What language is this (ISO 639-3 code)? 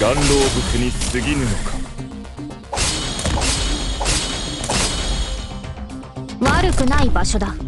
jpn